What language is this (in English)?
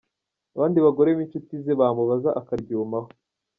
Kinyarwanda